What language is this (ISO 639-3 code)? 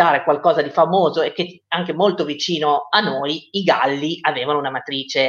ita